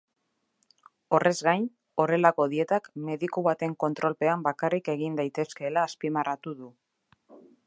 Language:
Basque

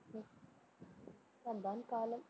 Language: Tamil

